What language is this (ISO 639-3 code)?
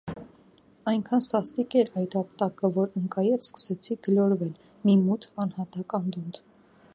hye